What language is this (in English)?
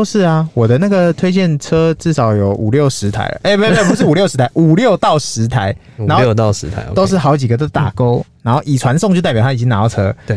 Chinese